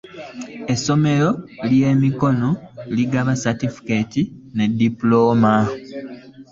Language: Ganda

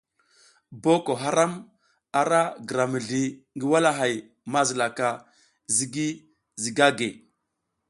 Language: South Giziga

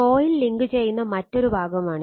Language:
Malayalam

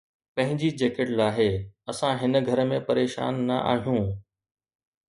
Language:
Sindhi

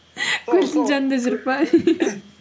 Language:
Kazakh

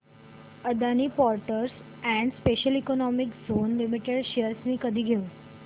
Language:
Marathi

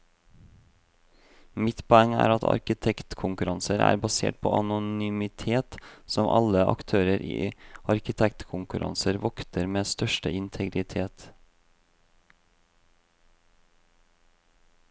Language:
Norwegian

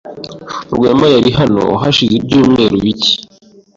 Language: Kinyarwanda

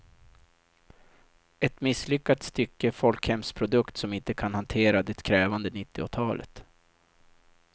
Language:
Swedish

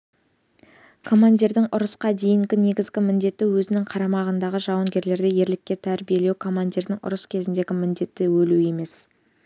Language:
Kazakh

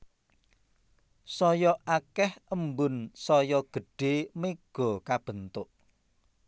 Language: Javanese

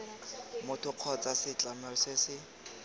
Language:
Tswana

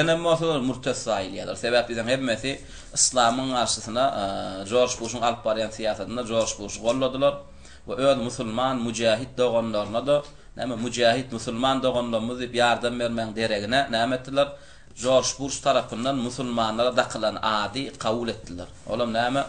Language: Arabic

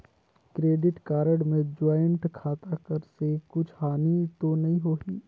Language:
Chhattisgarhi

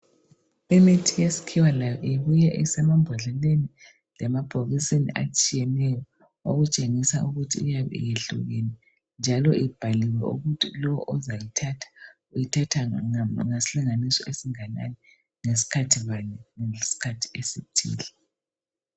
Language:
North Ndebele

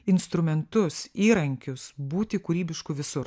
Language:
Lithuanian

